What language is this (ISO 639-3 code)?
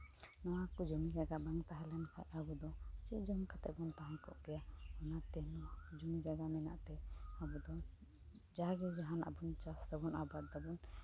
sat